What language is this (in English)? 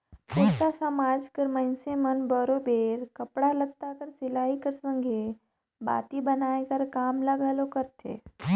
Chhattisgarhi